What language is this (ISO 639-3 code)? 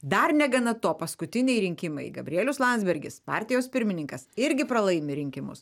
lit